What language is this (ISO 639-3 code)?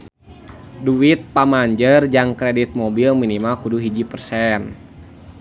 sun